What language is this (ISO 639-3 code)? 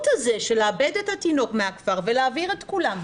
heb